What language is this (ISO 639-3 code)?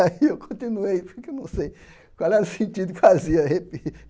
por